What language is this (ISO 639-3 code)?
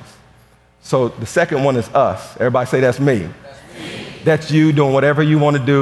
eng